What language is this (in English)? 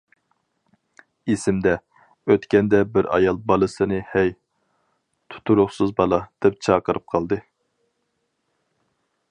Uyghur